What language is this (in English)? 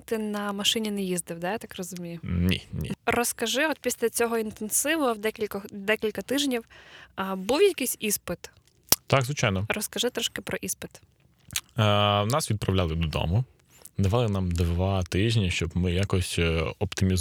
Ukrainian